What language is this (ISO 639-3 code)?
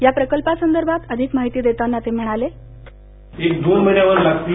mar